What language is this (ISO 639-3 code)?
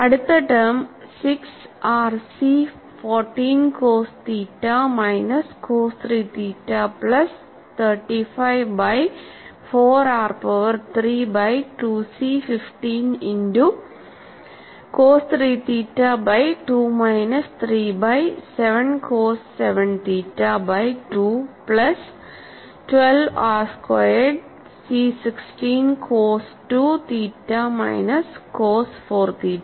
mal